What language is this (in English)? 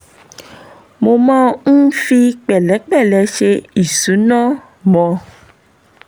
Yoruba